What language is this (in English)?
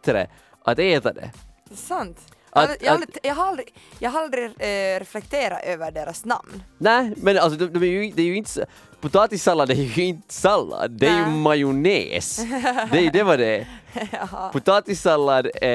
Swedish